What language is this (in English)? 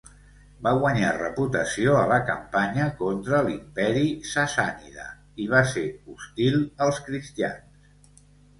Catalan